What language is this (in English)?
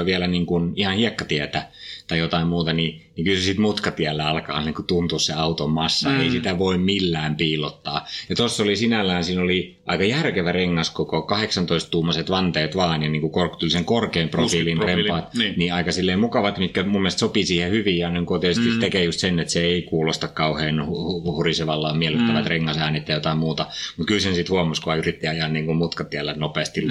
Finnish